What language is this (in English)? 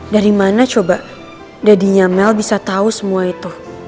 Indonesian